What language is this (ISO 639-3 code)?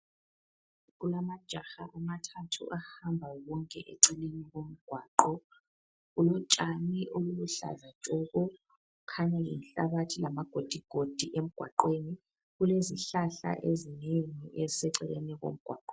nde